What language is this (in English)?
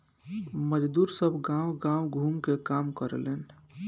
Bhojpuri